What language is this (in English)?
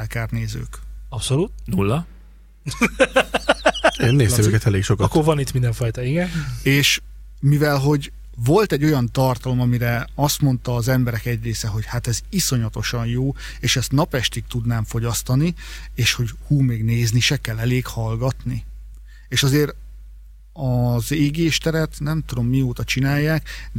Hungarian